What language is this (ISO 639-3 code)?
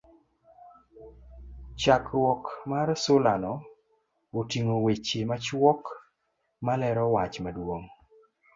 luo